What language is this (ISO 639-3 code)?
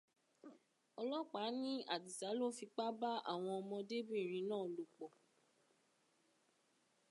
yor